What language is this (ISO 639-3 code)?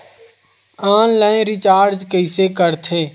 hne